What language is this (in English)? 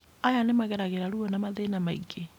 Kikuyu